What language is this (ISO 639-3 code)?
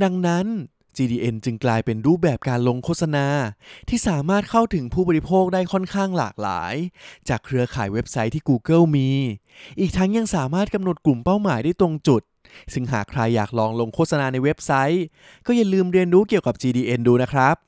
tha